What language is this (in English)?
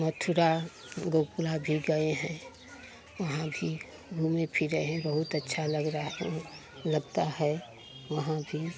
Hindi